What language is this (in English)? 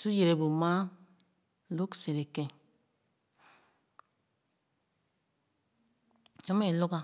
Khana